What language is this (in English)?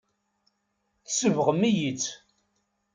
Kabyle